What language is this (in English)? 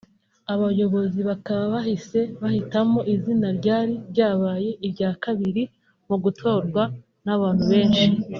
Kinyarwanda